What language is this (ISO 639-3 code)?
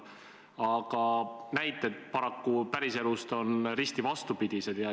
est